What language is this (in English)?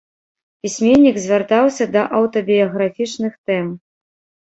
Belarusian